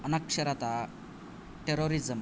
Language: Sanskrit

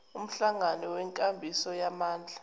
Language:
Zulu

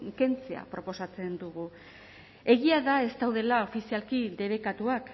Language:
Basque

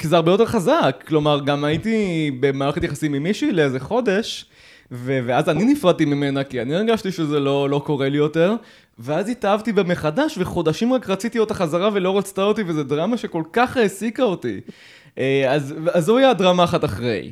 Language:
Hebrew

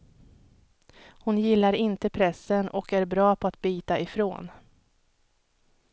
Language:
Swedish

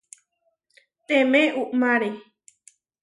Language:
Huarijio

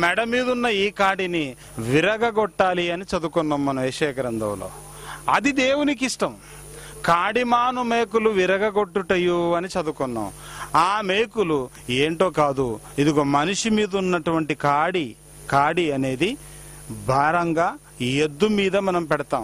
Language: Hindi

